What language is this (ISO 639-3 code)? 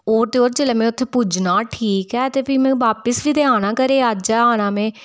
doi